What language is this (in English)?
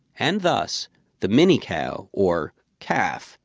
English